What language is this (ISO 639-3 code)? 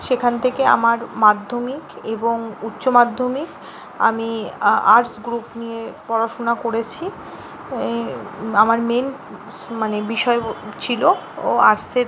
ben